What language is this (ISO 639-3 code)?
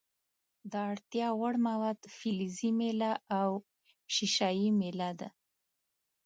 pus